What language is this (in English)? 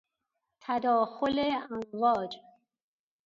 Persian